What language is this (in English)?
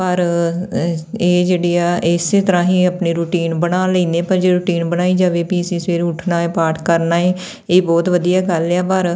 Punjabi